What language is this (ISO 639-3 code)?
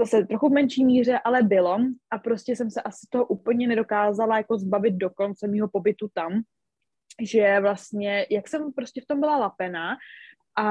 ces